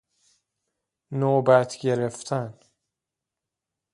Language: Persian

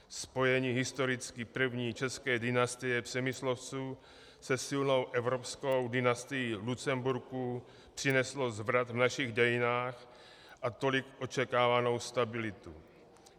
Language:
Czech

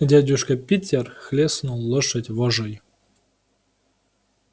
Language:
Russian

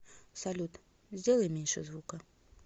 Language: Russian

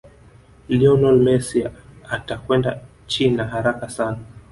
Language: Swahili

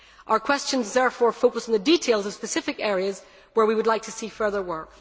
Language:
English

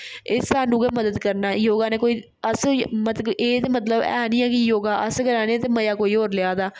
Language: Dogri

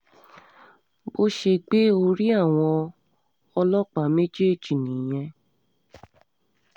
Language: Yoruba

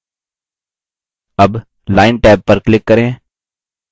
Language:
Hindi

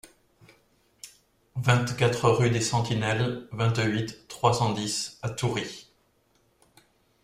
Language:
French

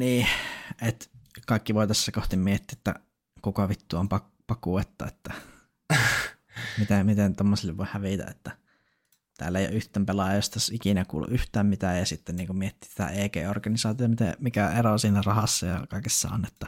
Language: Finnish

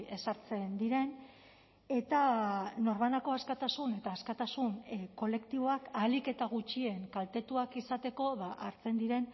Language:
Basque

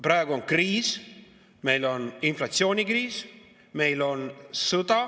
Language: Estonian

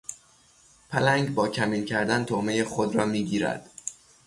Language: Persian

